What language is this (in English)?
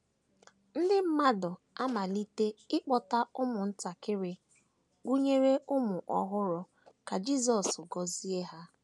Igbo